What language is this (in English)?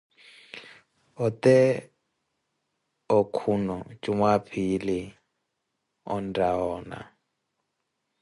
Koti